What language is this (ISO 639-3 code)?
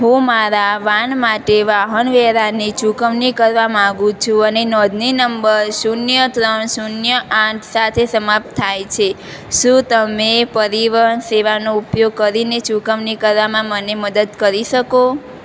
guj